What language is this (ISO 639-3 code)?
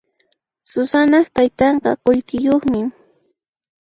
qxp